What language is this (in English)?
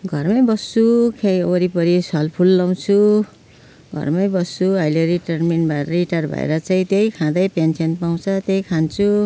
Nepali